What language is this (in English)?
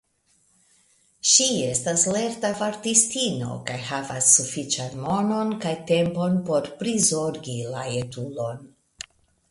Esperanto